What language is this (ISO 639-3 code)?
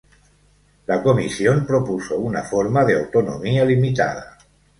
spa